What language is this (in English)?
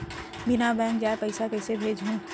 Chhattisgarhi